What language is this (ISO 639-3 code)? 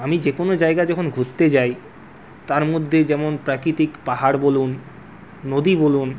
ben